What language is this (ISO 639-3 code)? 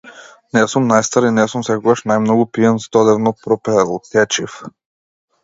mkd